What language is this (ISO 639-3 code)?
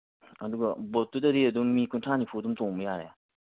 mni